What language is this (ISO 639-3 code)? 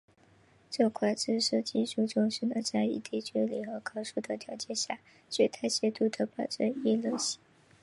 zho